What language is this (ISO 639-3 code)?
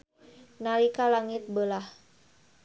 sun